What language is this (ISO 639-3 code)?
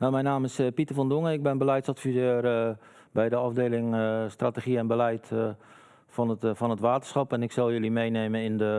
nld